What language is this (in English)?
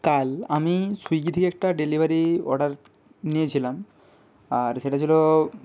Bangla